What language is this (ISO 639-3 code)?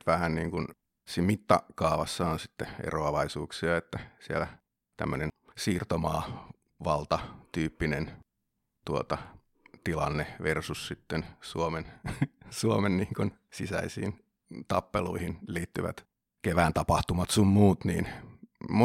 fin